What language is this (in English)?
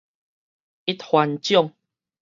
Min Nan Chinese